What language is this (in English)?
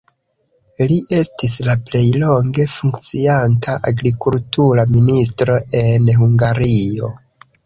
Esperanto